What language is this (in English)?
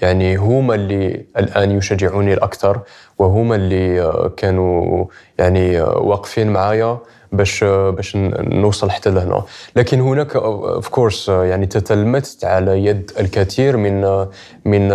Arabic